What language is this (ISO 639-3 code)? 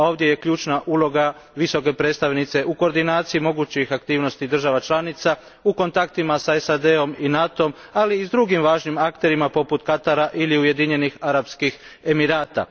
hrv